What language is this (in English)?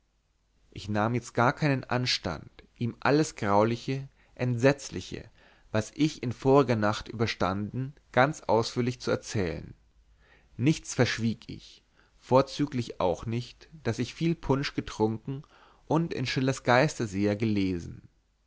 German